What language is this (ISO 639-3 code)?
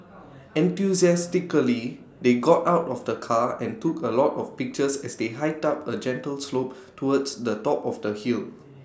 eng